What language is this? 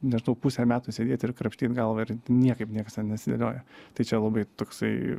Lithuanian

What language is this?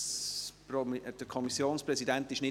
Swiss German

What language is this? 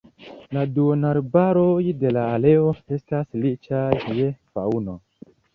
Esperanto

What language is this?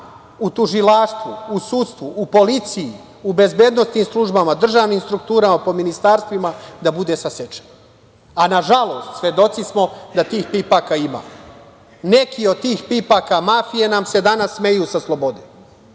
Serbian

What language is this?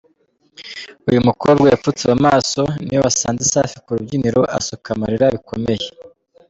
Kinyarwanda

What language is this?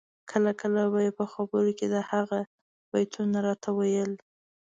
Pashto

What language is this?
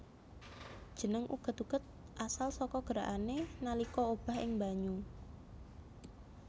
Javanese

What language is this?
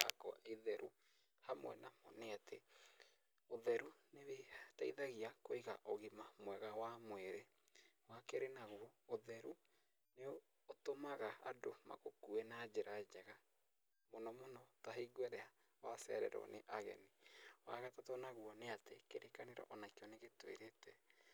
Kikuyu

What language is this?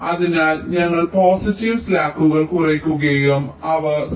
Malayalam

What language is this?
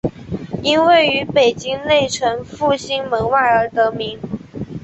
Chinese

